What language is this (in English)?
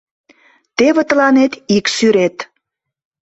Mari